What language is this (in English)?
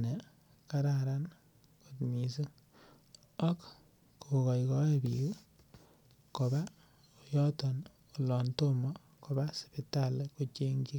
Kalenjin